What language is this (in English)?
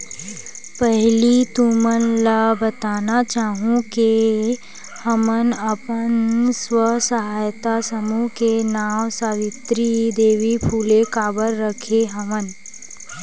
Chhattisgarhi